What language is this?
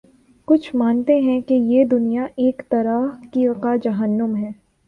Urdu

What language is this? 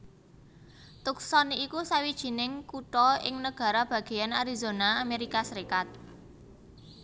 Javanese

